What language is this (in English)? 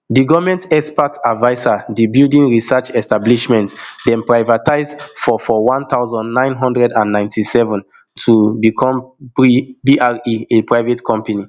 Nigerian Pidgin